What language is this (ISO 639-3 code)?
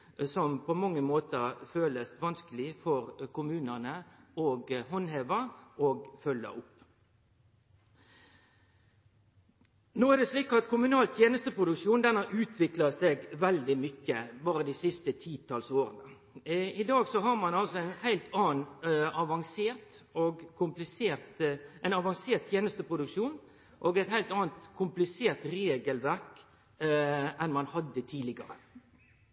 nno